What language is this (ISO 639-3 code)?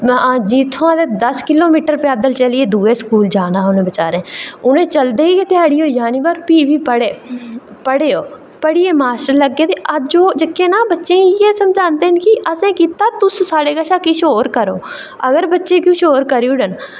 doi